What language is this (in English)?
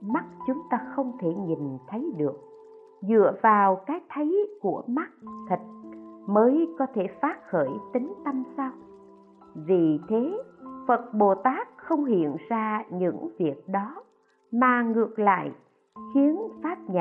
Vietnamese